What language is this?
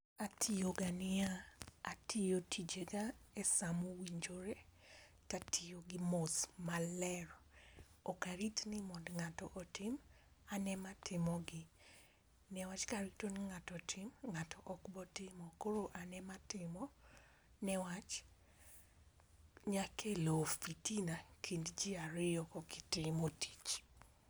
Luo (Kenya and Tanzania)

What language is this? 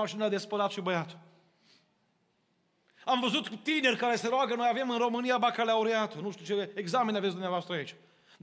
Romanian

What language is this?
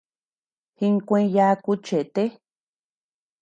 Tepeuxila Cuicatec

